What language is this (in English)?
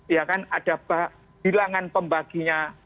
Indonesian